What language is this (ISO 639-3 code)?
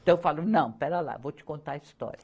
por